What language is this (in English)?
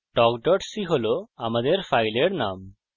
Bangla